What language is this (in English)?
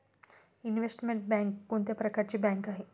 Marathi